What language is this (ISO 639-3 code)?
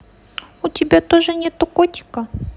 rus